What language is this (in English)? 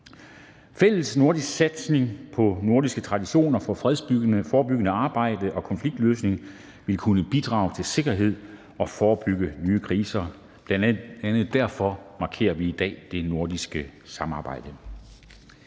Danish